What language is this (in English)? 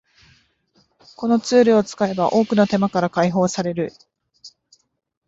Japanese